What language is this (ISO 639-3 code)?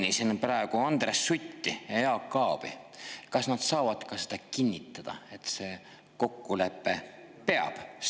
est